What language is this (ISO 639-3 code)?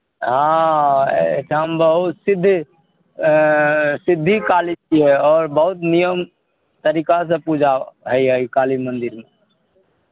mai